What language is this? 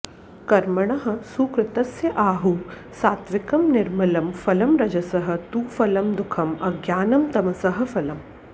Sanskrit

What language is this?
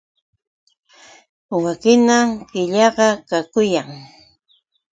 Yauyos Quechua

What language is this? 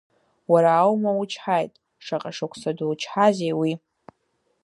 Abkhazian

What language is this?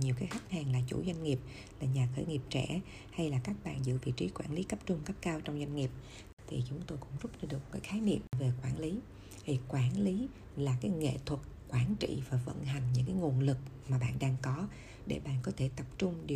Vietnamese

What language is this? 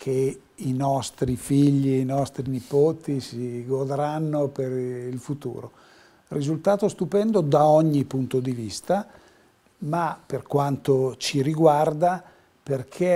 Italian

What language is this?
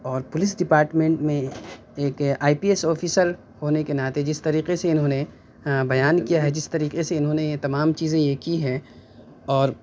Urdu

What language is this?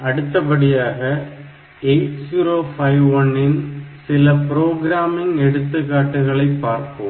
Tamil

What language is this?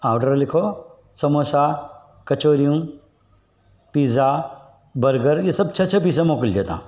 Sindhi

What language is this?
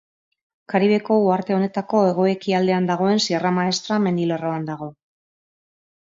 Basque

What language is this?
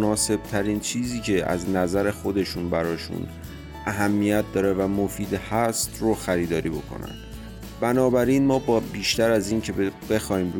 Persian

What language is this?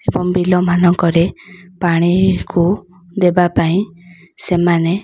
Odia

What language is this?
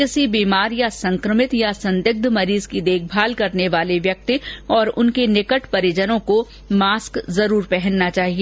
Hindi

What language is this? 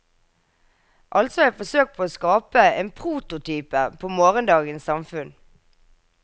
Norwegian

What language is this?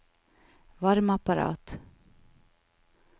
Norwegian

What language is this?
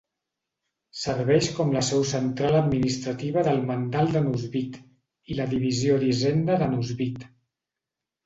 Catalan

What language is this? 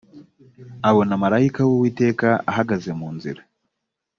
Kinyarwanda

